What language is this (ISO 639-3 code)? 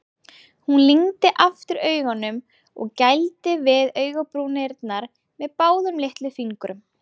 isl